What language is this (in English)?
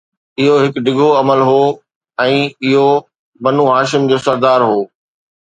Sindhi